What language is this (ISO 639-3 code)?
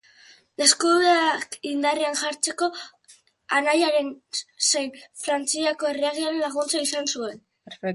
eus